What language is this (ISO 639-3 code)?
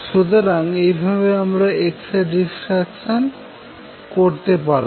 ben